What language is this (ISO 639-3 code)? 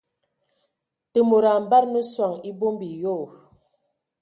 ewo